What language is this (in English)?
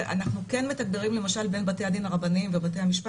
Hebrew